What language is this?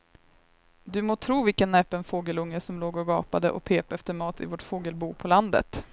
Swedish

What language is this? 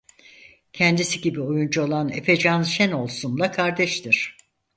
Turkish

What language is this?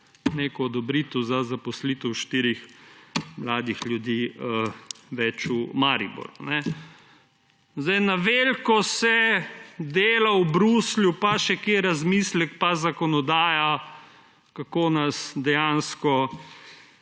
Slovenian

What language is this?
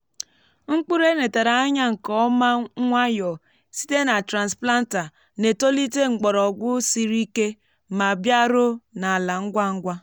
Igbo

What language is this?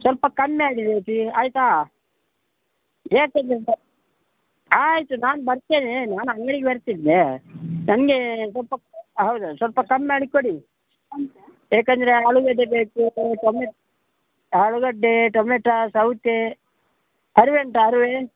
Kannada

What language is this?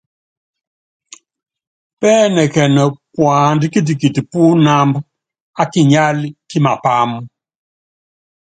Yangben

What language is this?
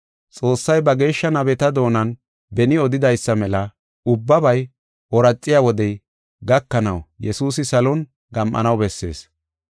Gofa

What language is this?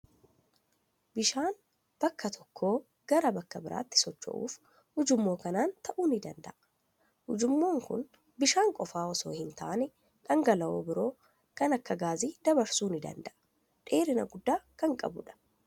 Oromo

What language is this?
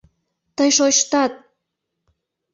Mari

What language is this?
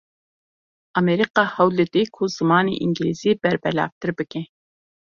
Kurdish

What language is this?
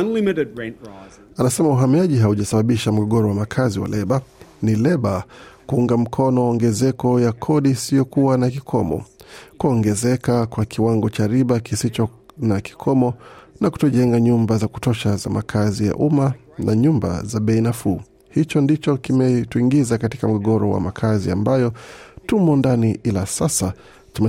Swahili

